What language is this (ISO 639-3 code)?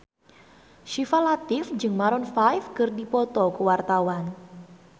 sun